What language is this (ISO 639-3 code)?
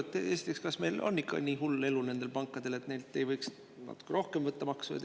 est